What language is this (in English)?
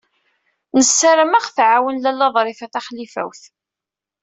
Kabyle